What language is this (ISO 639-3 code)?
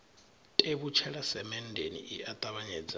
ven